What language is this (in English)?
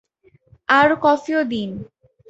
Bangla